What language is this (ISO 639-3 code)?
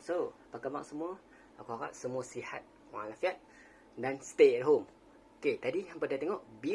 msa